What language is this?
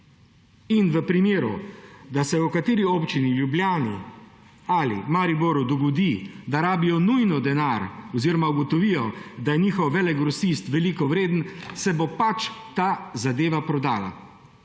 Slovenian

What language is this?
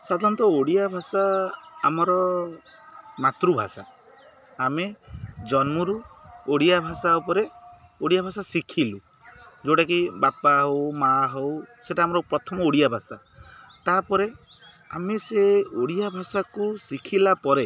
Odia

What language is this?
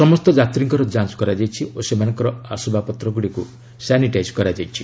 Odia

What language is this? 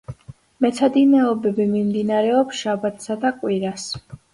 Georgian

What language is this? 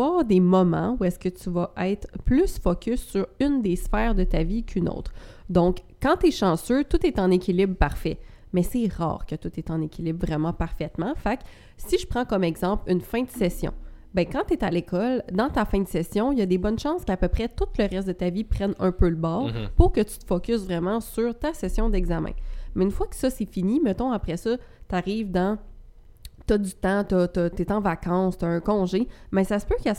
French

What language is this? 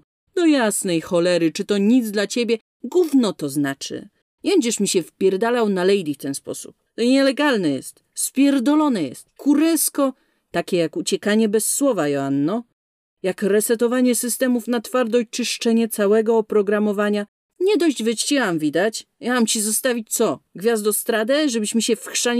Polish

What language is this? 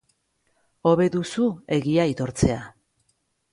Basque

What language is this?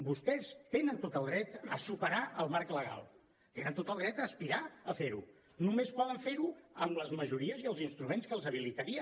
Catalan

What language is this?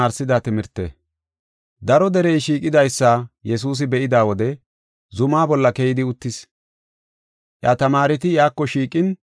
Gofa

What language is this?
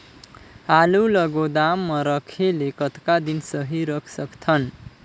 Chhattisgarhi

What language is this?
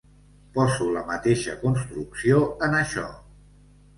Catalan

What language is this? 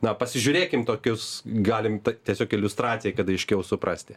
Lithuanian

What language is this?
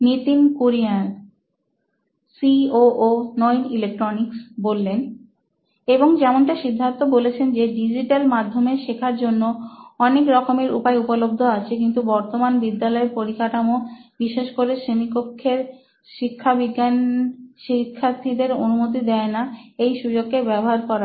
Bangla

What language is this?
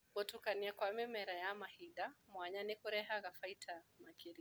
Kikuyu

